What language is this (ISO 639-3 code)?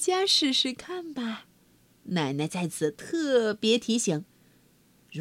zho